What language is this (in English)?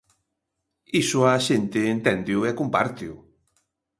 Galician